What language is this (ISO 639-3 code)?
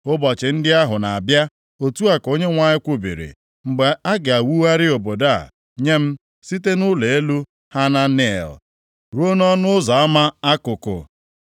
ibo